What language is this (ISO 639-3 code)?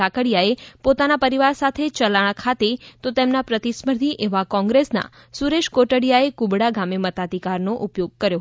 guj